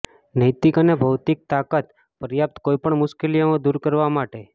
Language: Gujarati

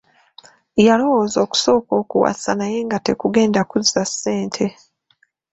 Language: Ganda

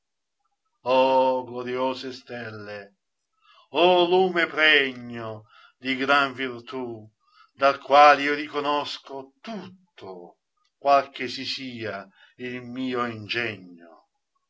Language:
Italian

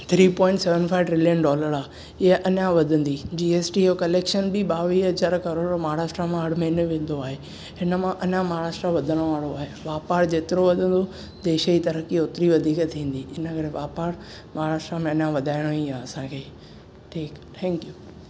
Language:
Sindhi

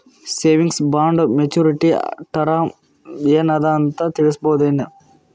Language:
Kannada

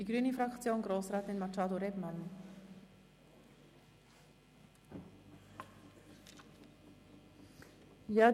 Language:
Swiss German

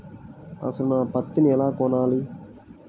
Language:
Telugu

